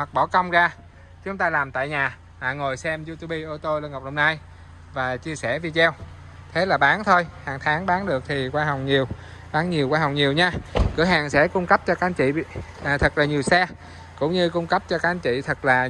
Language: Vietnamese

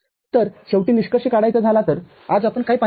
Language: Marathi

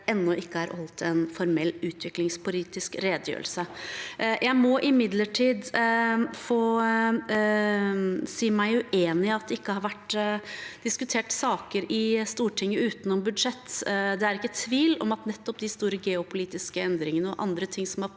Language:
Norwegian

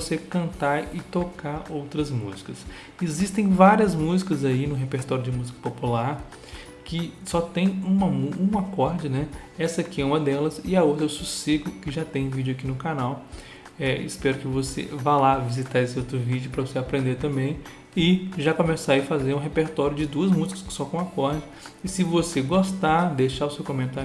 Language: Portuguese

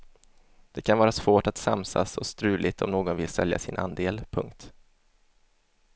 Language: Swedish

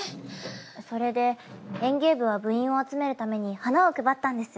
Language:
Japanese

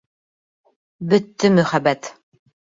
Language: Bashkir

